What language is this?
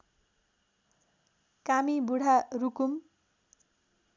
Nepali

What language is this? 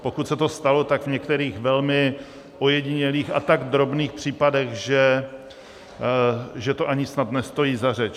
Czech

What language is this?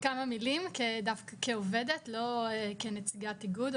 Hebrew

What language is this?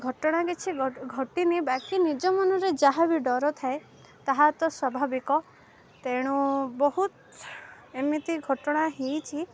Odia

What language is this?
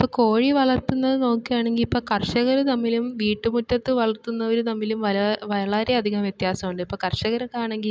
Malayalam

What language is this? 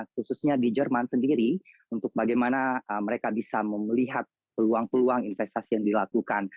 Indonesian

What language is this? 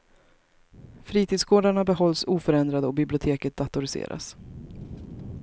Swedish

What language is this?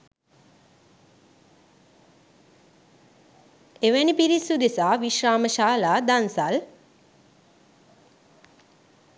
Sinhala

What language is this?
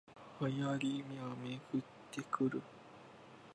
Japanese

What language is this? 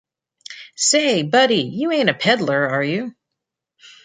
English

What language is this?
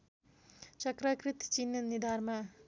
Nepali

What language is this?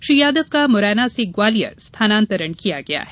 Hindi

